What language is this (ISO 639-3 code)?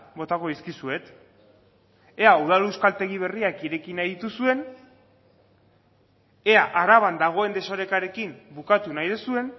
eus